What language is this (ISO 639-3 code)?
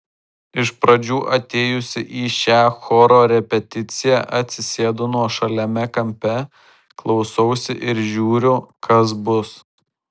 lit